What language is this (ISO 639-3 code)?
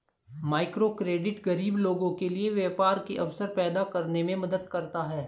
hin